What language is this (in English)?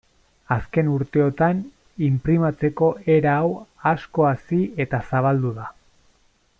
Basque